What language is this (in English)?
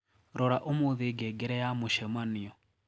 Kikuyu